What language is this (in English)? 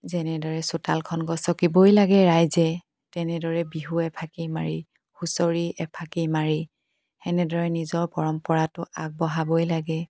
Assamese